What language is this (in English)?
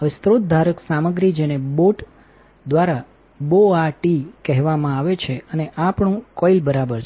Gujarati